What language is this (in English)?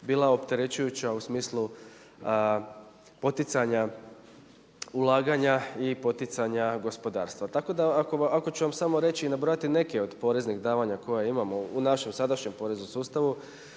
Croatian